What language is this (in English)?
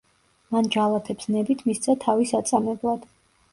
Georgian